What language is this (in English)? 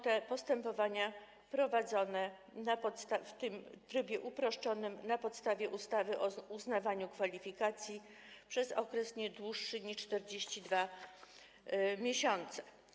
Polish